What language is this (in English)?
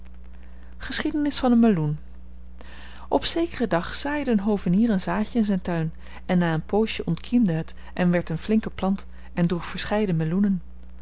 Dutch